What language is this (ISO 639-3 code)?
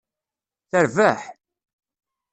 kab